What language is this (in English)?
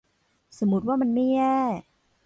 Thai